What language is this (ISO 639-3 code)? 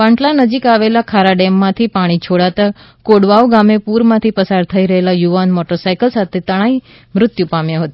guj